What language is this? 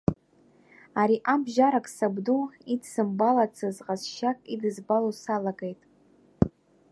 Abkhazian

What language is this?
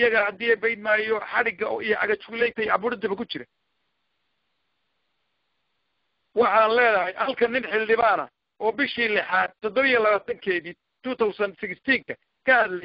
Arabic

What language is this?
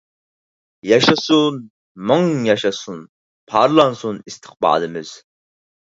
Uyghur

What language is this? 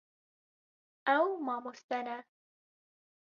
Kurdish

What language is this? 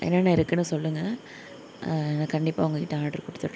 Tamil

